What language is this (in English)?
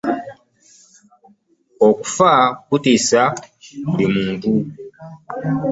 Ganda